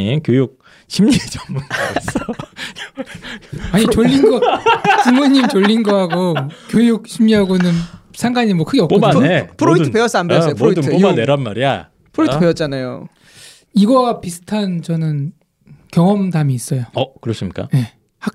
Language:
Korean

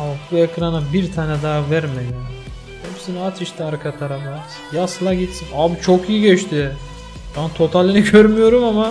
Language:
Turkish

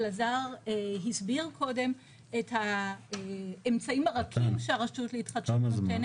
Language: Hebrew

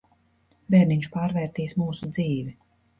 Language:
Latvian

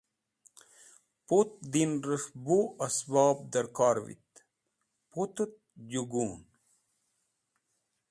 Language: Wakhi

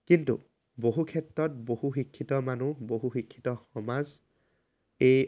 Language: Assamese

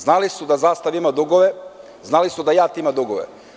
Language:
Serbian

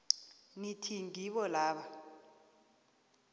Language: South Ndebele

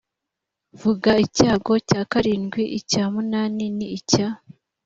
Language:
Kinyarwanda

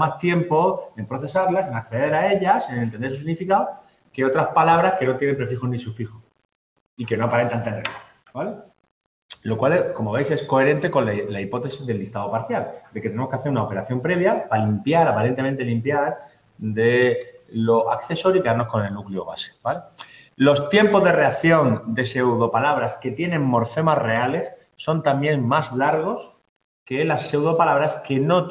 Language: Spanish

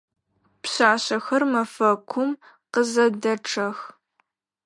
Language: Adyghe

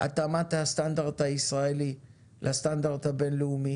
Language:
Hebrew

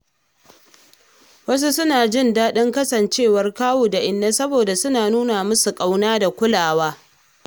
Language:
Hausa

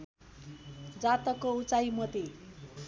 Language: Nepali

